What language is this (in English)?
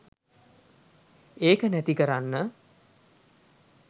Sinhala